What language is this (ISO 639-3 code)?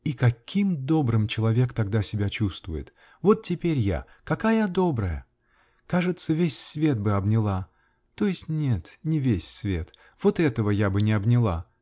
rus